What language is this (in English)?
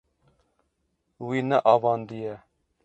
Kurdish